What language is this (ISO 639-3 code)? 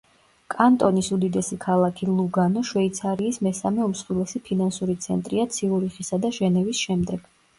kat